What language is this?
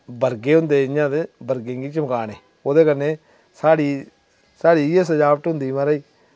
Dogri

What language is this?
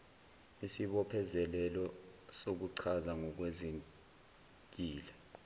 Zulu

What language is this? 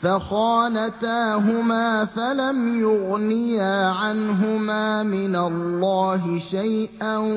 Arabic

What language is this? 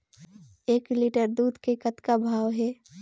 Chhattisgarhi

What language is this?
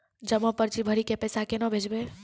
Maithili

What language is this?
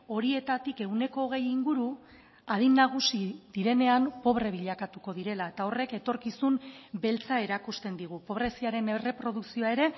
Basque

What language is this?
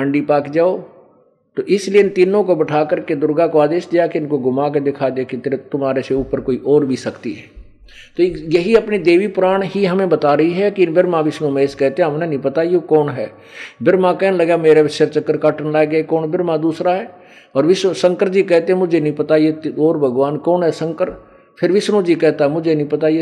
Hindi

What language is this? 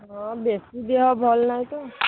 Odia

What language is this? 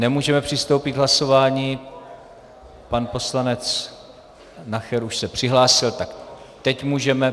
Czech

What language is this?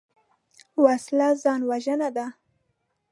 Pashto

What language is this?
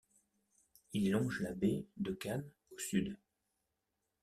French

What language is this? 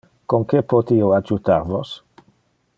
Interlingua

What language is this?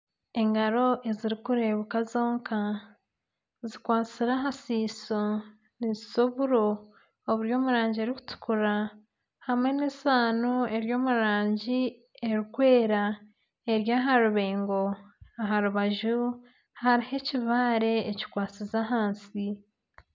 Nyankole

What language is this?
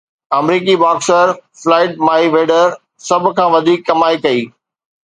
Sindhi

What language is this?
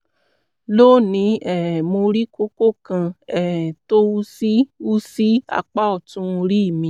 Yoruba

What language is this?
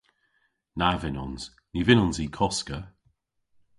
Cornish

